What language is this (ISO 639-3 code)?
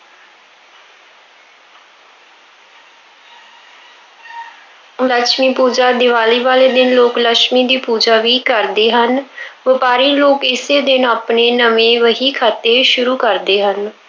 pan